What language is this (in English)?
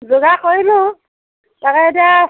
Assamese